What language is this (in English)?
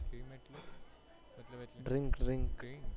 Gujarati